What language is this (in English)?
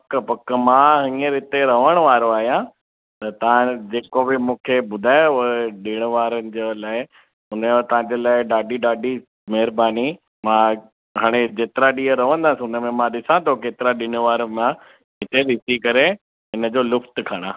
Sindhi